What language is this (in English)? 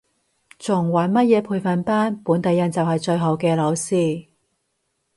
Cantonese